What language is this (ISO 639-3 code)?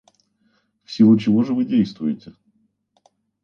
rus